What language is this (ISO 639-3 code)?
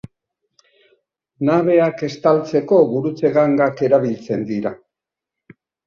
eus